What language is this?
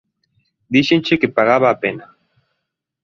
Galician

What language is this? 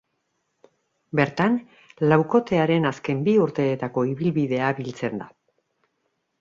Basque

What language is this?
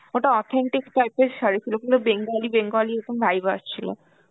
Bangla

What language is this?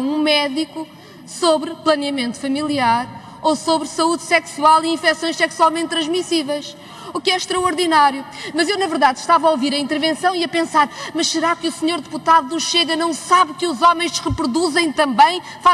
Portuguese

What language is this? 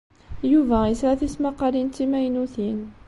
Kabyle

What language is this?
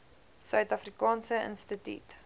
Afrikaans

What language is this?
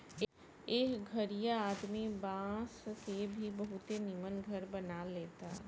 Bhojpuri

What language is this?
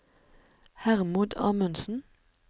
Norwegian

